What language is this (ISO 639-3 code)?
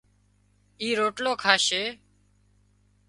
kxp